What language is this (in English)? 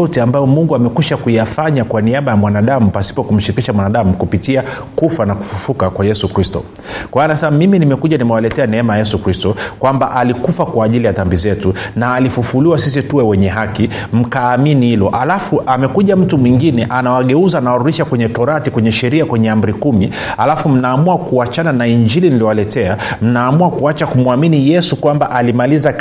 Swahili